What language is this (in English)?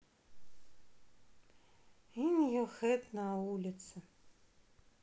Russian